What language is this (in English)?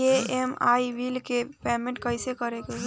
Bhojpuri